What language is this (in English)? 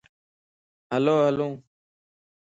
Lasi